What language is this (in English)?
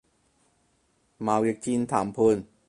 Cantonese